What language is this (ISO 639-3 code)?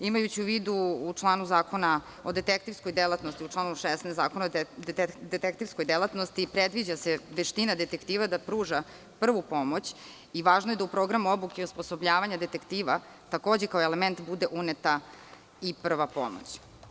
srp